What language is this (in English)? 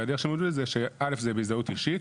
Hebrew